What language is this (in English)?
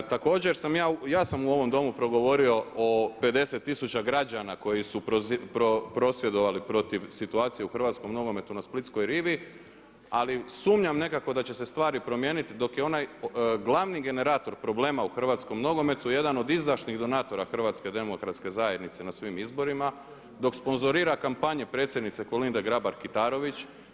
Croatian